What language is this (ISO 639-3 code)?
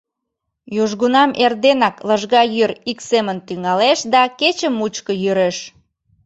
chm